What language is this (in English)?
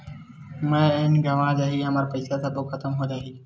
Chhattisgarhi